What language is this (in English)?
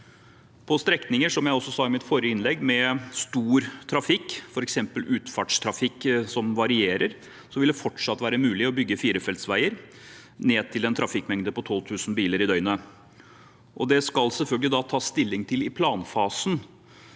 Norwegian